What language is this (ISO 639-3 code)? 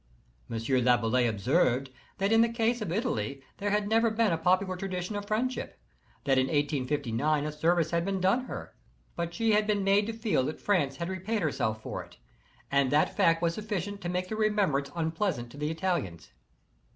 eng